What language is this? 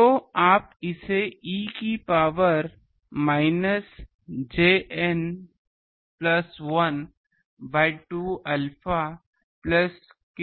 Hindi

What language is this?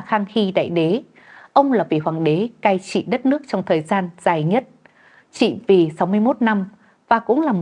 Vietnamese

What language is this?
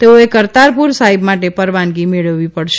Gujarati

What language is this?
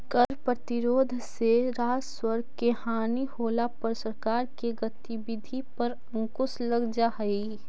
Magahi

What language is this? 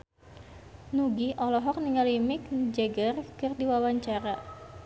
Sundanese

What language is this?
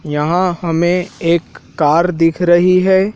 Hindi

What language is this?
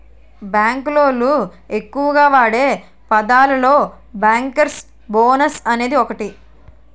Telugu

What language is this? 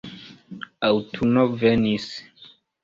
Esperanto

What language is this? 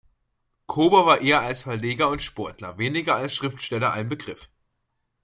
German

